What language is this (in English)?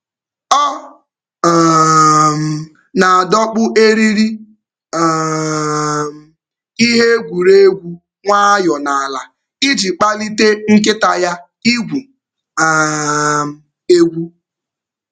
Igbo